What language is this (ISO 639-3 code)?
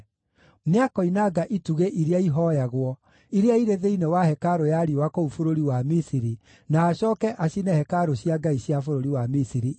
kik